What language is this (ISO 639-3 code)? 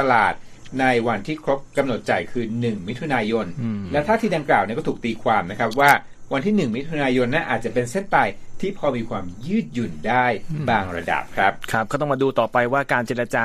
tha